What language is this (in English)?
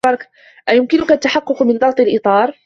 Arabic